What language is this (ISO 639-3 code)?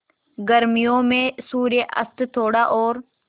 hin